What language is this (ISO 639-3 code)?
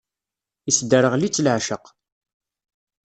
kab